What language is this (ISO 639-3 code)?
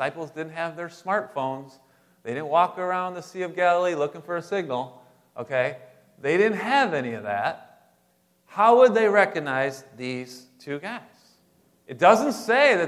eng